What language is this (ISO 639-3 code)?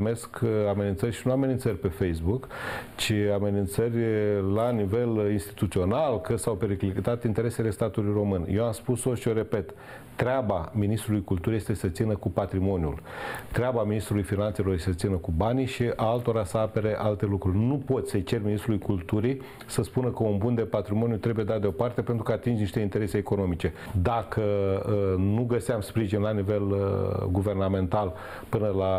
ron